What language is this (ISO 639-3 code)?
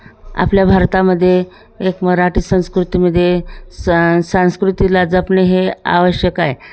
mar